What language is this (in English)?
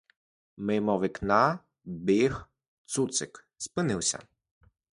Ukrainian